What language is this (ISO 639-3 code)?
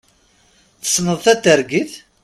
kab